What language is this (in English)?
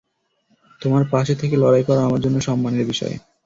Bangla